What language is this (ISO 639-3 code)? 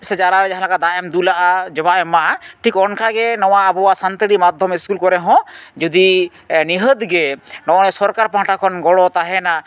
sat